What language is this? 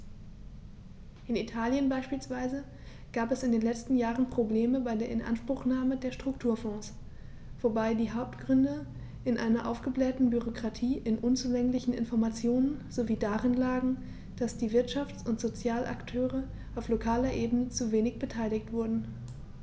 German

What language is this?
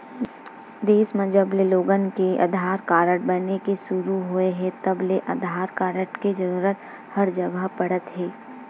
Chhattisgarhi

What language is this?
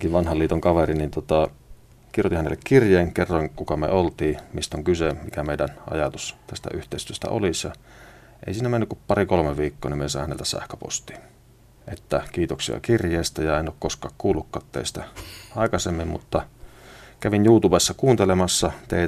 Finnish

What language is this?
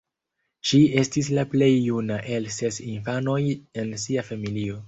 Esperanto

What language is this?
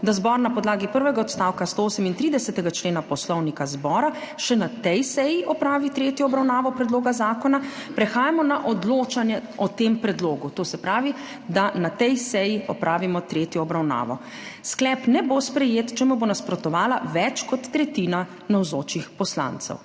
Slovenian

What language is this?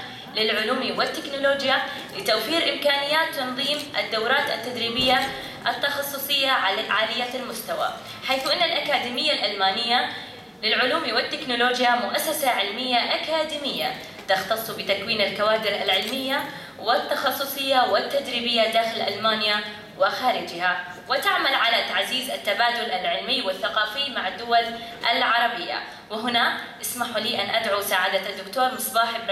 Arabic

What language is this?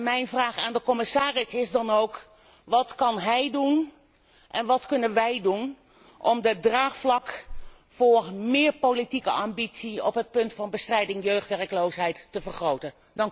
Dutch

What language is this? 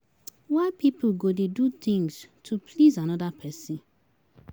Nigerian Pidgin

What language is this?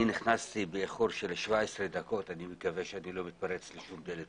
Hebrew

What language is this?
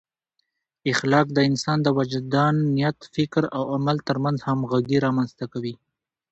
Pashto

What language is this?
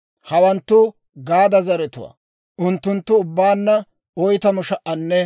Dawro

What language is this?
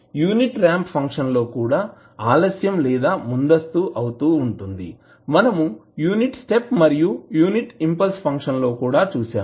Telugu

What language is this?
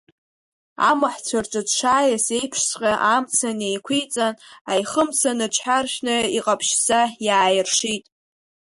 Abkhazian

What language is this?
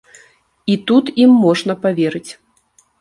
Belarusian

